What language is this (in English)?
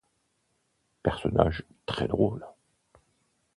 French